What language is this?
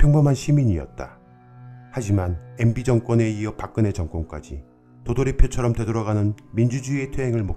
Korean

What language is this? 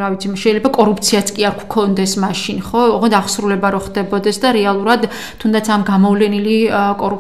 Romanian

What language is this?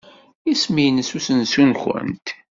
Kabyle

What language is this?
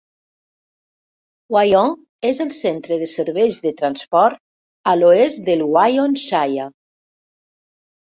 Catalan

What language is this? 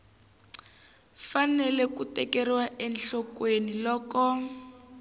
Tsonga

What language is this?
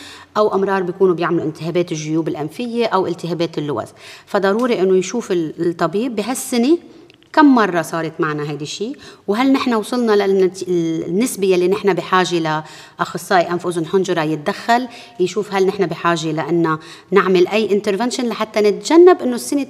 Arabic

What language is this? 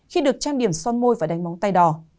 Vietnamese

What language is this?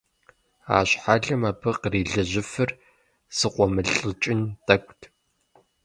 Kabardian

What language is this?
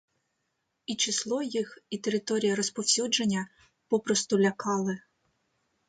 Ukrainian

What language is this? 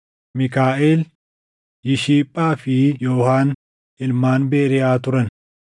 Oromo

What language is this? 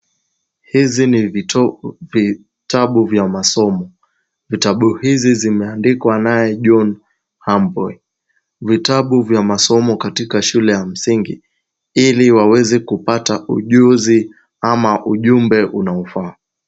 Swahili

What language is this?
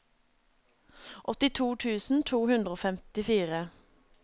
Norwegian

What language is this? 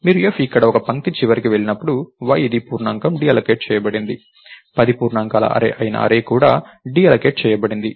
Telugu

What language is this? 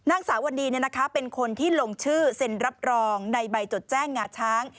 Thai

